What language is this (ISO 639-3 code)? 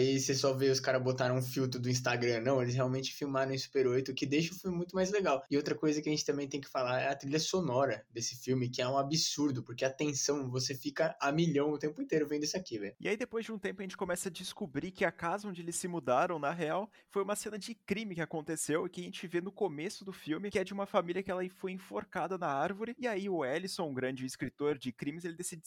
por